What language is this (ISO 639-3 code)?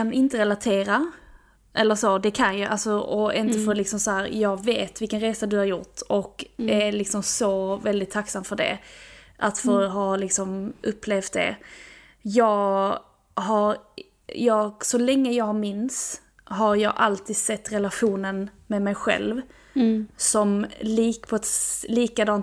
swe